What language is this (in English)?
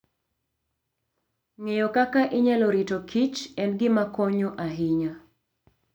Luo (Kenya and Tanzania)